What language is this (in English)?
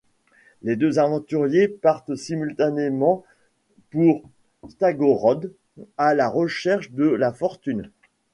French